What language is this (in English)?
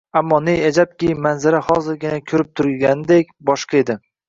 Uzbek